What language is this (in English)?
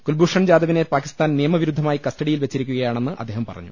Malayalam